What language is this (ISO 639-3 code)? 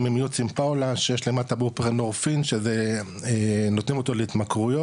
heb